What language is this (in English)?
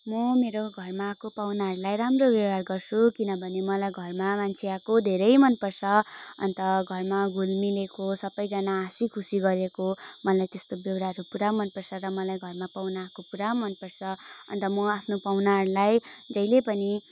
Nepali